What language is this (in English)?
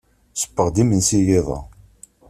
Kabyle